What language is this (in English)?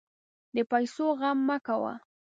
Pashto